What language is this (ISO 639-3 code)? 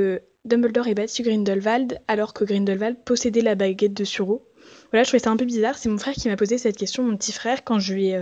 fra